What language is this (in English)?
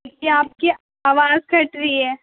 Urdu